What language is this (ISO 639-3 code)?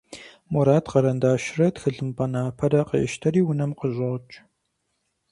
kbd